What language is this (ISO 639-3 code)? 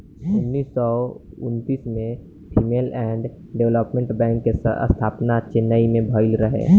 bho